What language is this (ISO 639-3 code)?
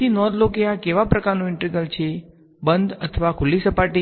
guj